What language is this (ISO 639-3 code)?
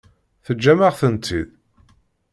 kab